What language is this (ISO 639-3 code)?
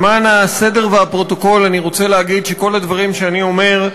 heb